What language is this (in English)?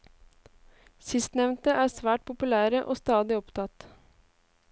Norwegian